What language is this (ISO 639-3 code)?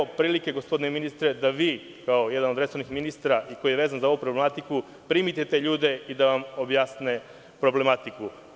srp